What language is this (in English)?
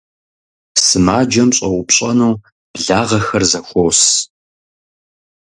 Kabardian